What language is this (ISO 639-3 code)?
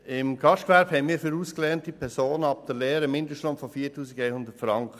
gsw